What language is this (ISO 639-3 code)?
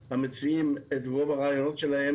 heb